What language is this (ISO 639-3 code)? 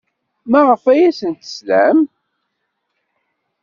kab